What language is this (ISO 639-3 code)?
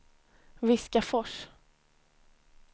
swe